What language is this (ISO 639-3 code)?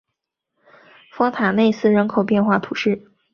zho